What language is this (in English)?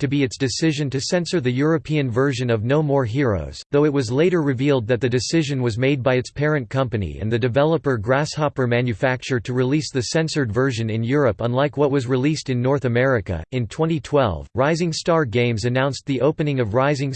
English